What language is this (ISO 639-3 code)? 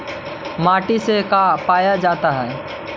mag